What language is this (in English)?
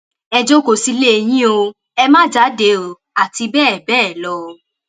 Yoruba